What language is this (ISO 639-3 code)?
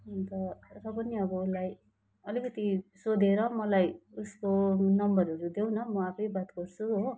nep